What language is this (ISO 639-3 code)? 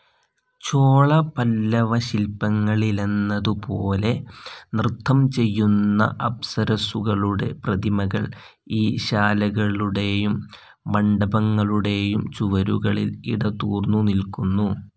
mal